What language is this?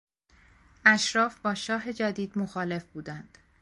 Persian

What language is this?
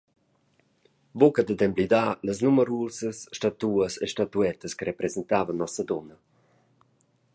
Romansh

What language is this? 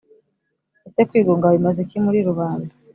Kinyarwanda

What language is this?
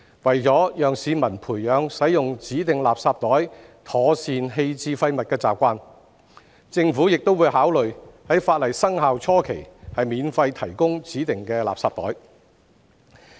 Cantonese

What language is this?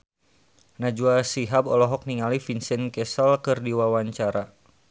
Sundanese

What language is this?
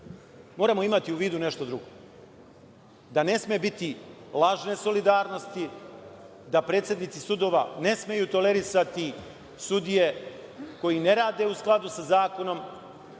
Serbian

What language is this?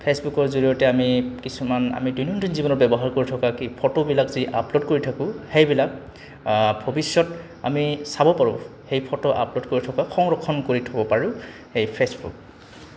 Assamese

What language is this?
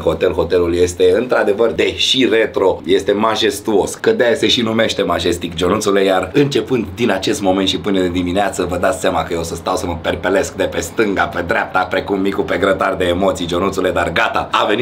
Romanian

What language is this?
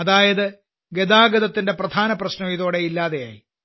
Malayalam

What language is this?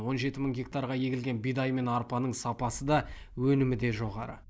Kazakh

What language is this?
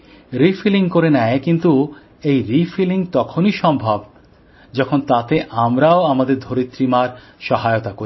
Bangla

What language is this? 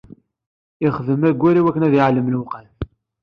Kabyle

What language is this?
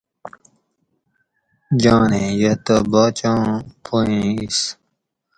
Gawri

